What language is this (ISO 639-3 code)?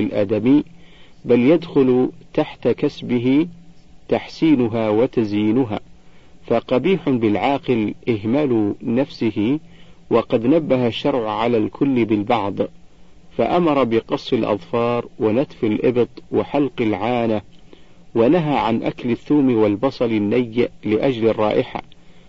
ara